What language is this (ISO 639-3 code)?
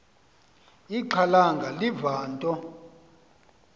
xho